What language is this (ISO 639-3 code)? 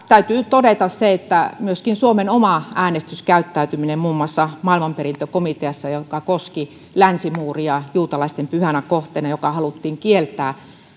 fin